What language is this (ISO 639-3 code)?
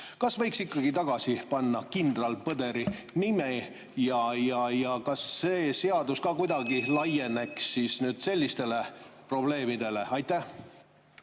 est